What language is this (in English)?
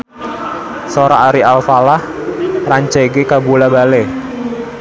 Sundanese